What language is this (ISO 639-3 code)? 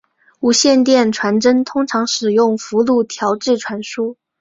zho